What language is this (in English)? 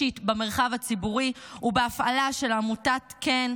Hebrew